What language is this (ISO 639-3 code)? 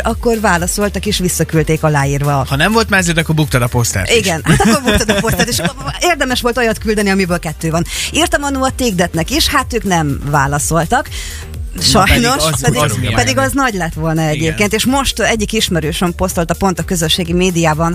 hun